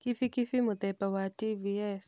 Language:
Kikuyu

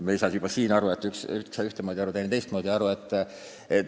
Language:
Estonian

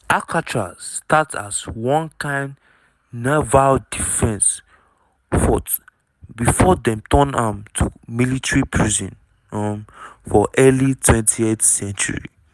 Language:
Nigerian Pidgin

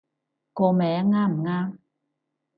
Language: Cantonese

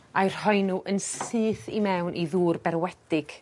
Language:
Welsh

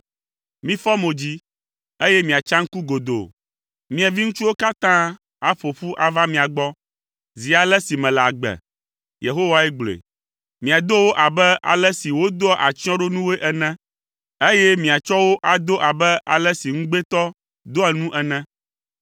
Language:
Ewe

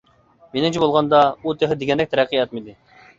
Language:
Uyghur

